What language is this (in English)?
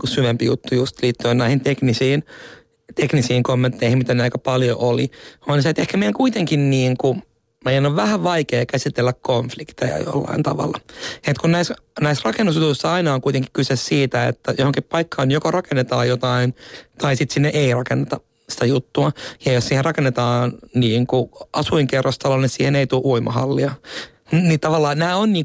Finnish